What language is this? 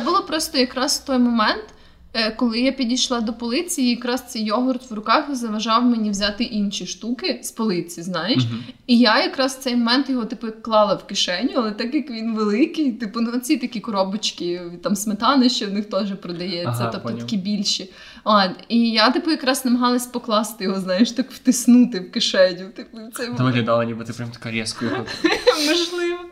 Ukrainian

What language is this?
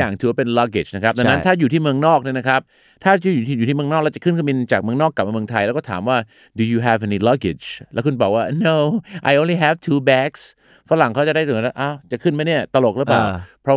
Thai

